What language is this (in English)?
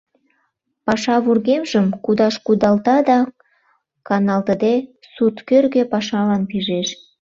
Mari